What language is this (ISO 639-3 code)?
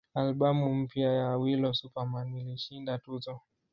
swa